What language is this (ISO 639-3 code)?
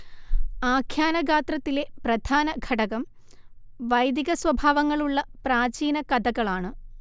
mal